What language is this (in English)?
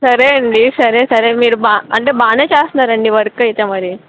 Telugu